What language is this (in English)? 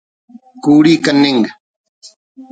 Brahui